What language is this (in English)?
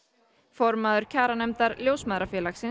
Icelandic